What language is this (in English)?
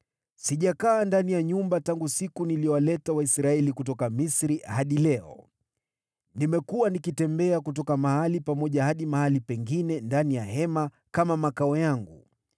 Swahili